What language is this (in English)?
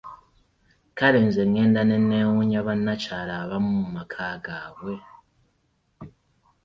Ganda